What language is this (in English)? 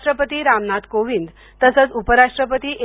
Marathi